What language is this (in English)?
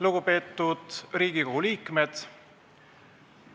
Estonian